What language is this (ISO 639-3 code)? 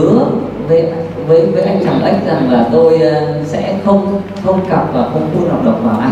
vie